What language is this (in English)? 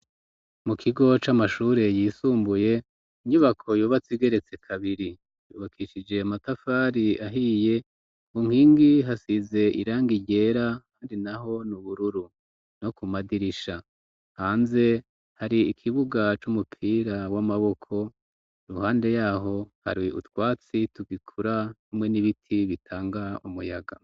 Rundi